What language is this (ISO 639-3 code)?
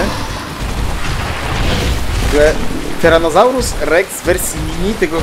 pol